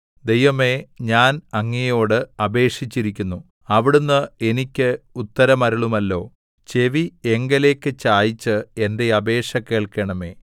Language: Malayalam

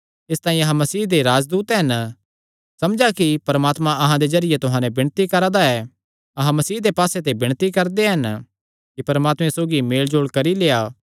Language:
Kangri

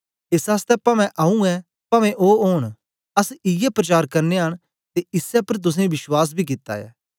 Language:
Dogri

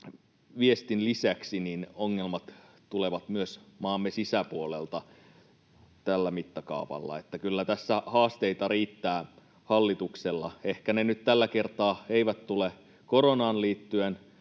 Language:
Finnish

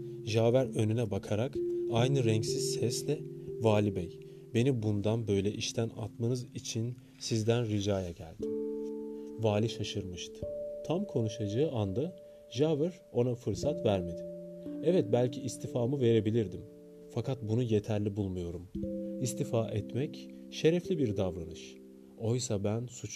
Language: Turkish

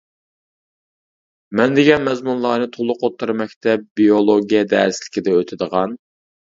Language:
Uyghur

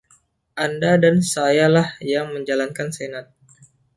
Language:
Indonesian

